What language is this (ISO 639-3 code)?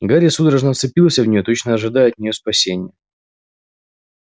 rus